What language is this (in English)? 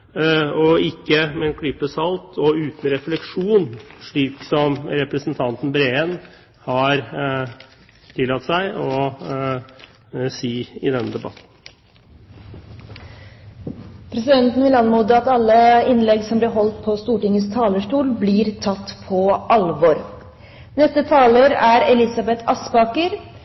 Norwegian Bokmål